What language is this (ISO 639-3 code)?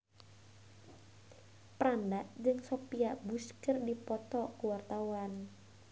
sun